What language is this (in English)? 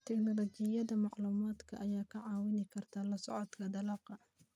Somali